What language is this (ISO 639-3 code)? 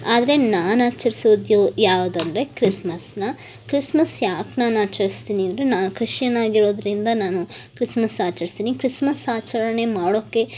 kan